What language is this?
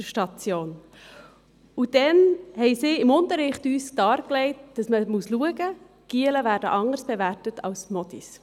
Swiss German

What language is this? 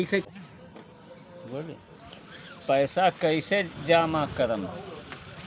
Bhojpuri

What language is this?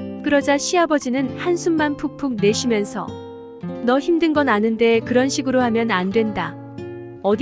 Korean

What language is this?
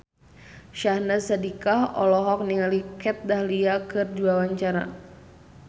Sundanese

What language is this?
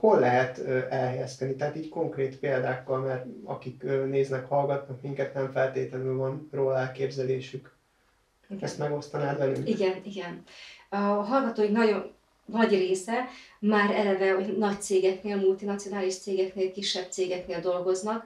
Hungarian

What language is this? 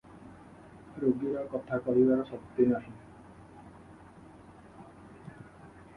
Odia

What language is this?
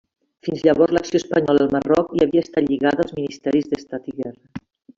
Catalan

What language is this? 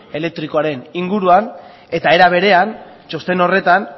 Basque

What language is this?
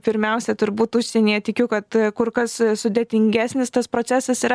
Lithuanian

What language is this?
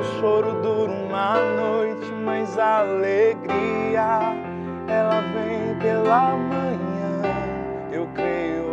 Portuguese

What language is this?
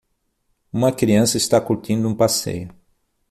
Portuguese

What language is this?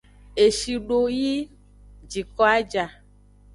Aja (Benin)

